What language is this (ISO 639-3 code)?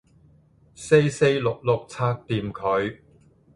yue